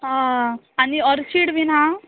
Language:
Konkani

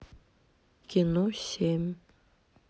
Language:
Russian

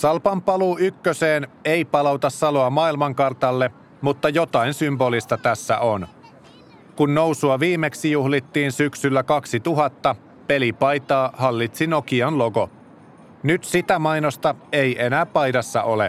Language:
Finnish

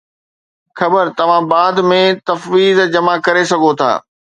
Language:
Sindhi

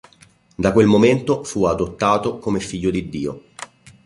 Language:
Italian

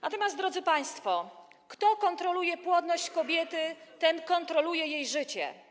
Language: Polish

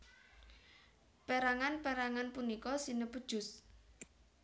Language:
Javanese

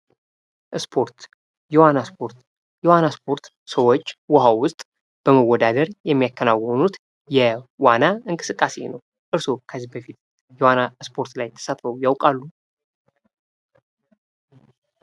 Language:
Amharic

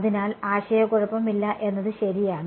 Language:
Malayalam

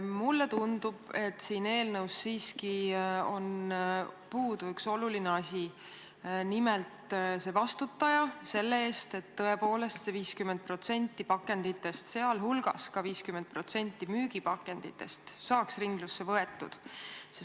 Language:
Estonian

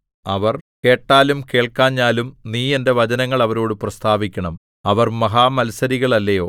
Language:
Malayalam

